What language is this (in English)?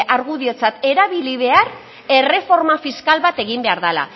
Basque